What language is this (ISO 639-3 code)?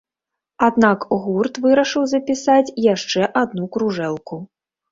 bel